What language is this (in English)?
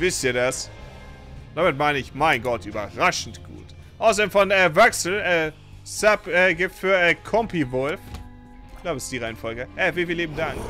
German